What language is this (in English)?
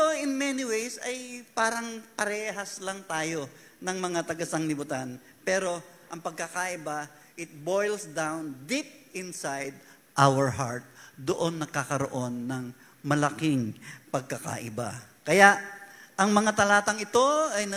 Filipino